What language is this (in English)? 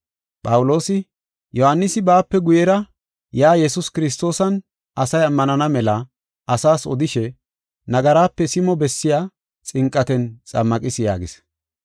Gofa